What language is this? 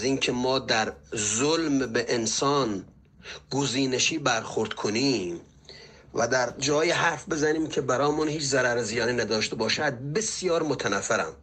Persian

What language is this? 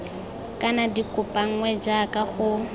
Tswana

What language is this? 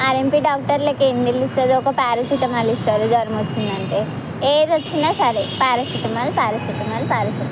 Telugu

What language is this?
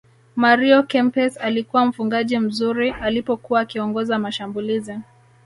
Swahili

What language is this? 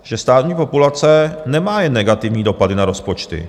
Czech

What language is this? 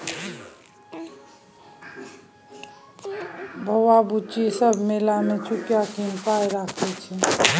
Maithili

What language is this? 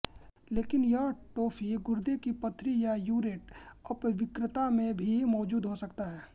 Hindi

